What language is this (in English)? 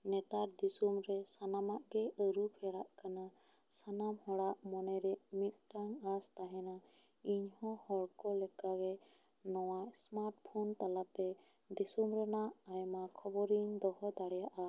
Santali